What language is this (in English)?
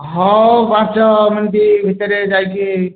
Odia